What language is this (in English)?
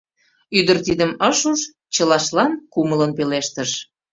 Mari